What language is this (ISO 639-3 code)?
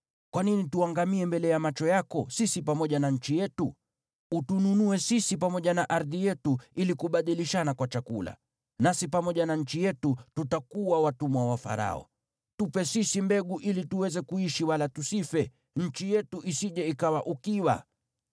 swa